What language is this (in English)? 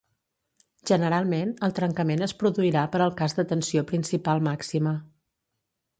Catalan